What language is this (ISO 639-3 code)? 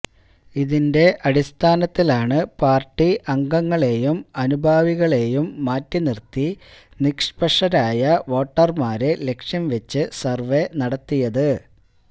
mal